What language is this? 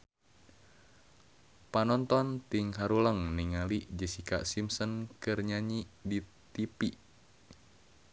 Sundanese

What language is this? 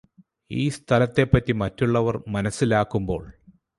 Malayalam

